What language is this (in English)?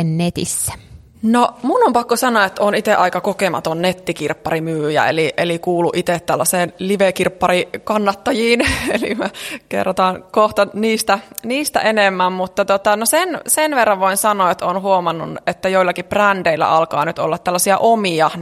Finnish